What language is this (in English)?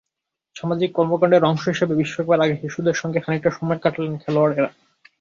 Bangla